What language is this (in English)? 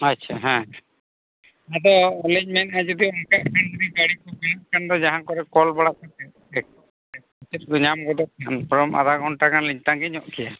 Santali